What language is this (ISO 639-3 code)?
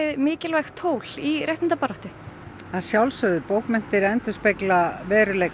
isl